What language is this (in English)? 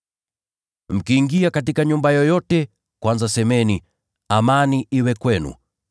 Swahili